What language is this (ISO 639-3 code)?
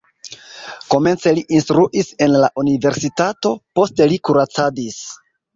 epo